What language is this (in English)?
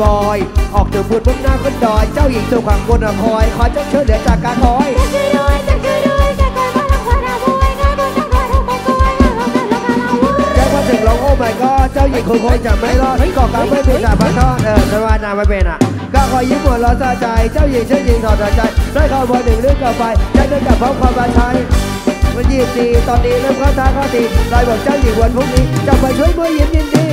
Thai